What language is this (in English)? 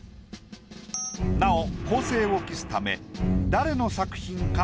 Japanese